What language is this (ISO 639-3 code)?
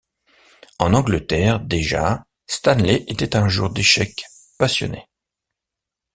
fra